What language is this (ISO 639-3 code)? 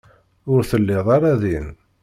kab